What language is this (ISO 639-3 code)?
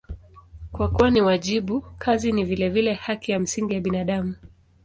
swa